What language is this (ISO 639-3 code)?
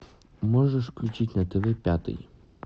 rus